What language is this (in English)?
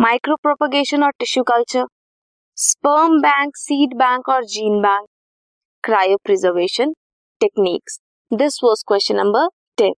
Hindi